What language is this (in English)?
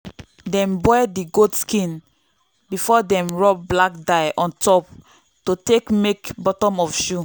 Nigerian Pidgin